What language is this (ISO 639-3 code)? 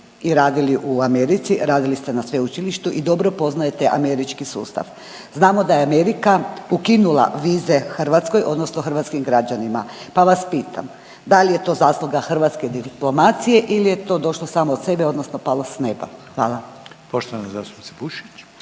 hrv